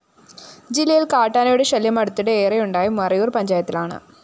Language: Malayalam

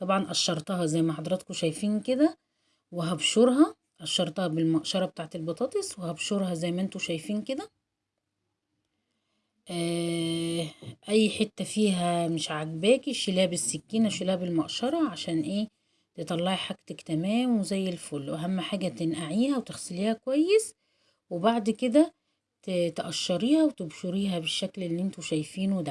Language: Arabic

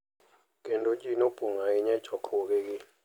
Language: Luo (Kenya and Tanzania)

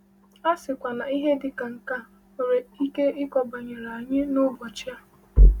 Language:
Igbo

